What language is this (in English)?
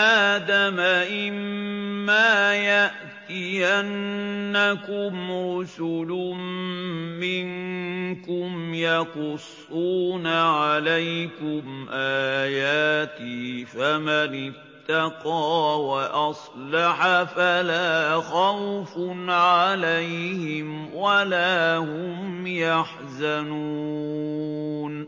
Arabic